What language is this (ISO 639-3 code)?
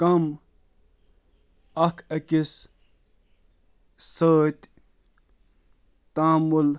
kas